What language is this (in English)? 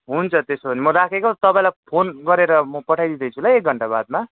Nepali